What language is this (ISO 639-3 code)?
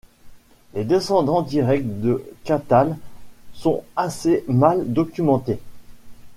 fra